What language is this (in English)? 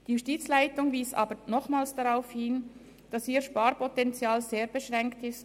Swiss German